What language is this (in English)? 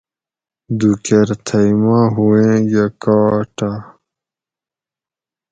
Gawri